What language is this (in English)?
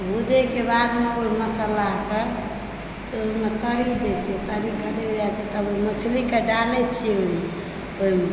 Maithili